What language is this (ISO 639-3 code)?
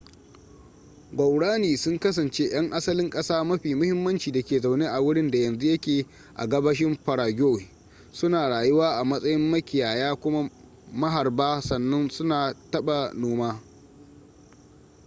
hau